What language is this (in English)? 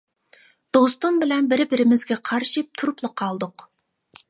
Uyghur